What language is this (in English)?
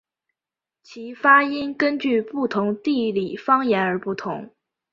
Chinese